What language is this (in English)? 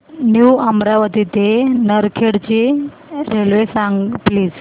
Marathi